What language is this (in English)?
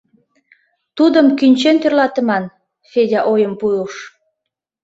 Mari